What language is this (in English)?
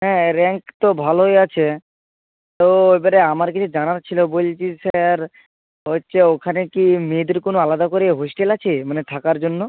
Bangla